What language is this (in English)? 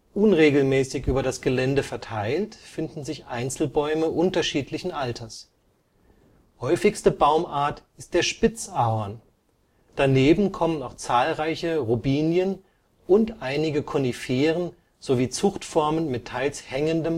German